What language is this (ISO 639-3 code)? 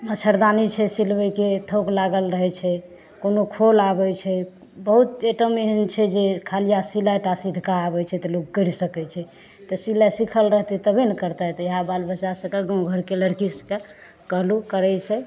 mai